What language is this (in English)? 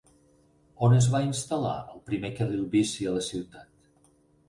Catalan